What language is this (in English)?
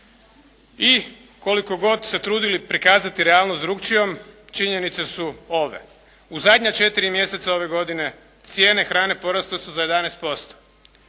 Croatian